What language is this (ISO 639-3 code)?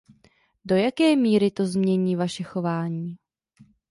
ces